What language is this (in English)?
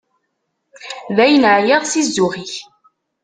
Kabyle